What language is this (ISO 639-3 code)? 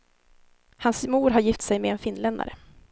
swe